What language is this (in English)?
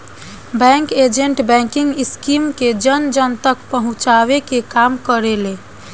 Bhojpuri